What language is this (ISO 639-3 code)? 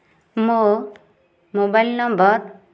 ori